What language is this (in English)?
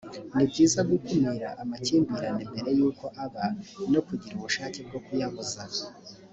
Kinyarwanda